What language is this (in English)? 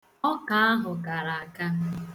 Igbo